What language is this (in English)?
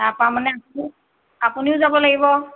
Assamese